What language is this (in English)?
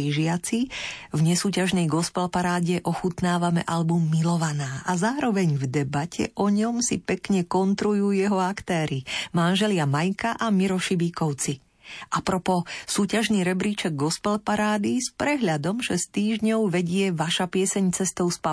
Slovak